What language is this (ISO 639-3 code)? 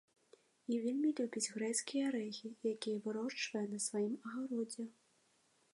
bel